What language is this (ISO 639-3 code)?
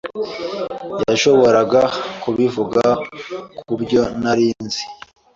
kin